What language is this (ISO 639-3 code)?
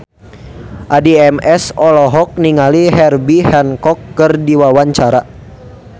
sun